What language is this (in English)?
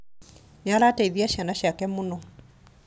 Kikuyu